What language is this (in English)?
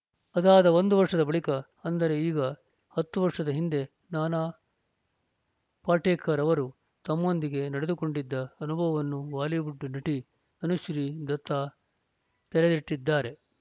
Kannada